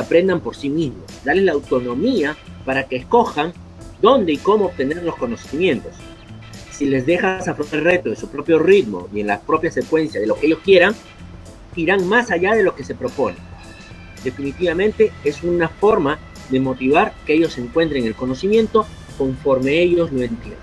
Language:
Spanish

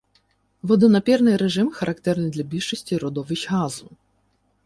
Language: Ukrainian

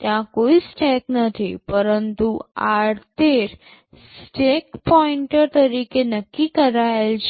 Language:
Gujarati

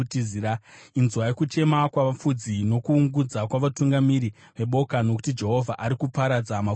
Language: Shona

